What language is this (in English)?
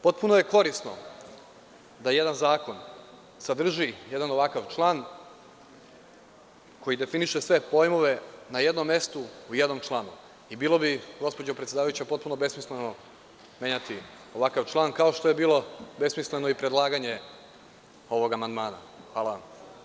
Serbian